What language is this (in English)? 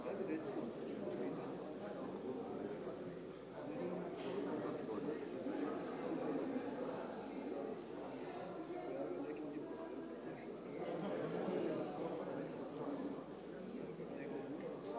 Croatian